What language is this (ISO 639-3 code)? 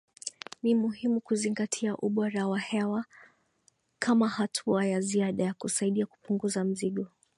swa